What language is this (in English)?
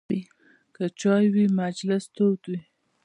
Pashto